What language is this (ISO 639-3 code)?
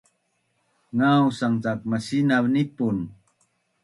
bnn